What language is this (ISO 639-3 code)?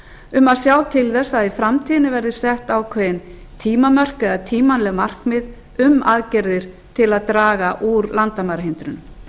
isl